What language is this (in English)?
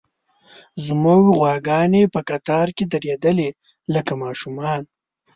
Pashto